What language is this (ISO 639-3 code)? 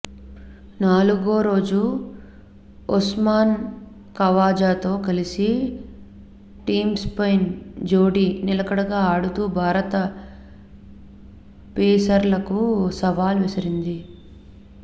tel